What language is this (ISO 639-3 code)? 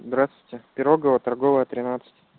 rus